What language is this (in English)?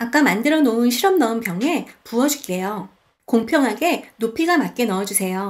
Korean